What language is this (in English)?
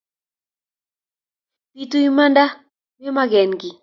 Kalenjin